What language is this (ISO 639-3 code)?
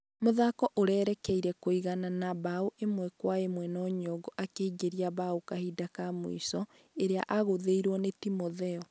kik